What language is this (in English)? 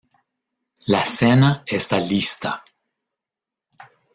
Spanish